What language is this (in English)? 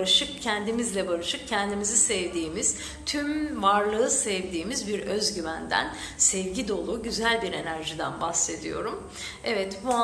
Turkish